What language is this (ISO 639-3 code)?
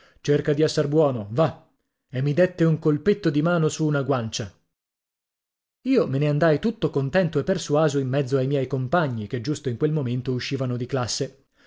ita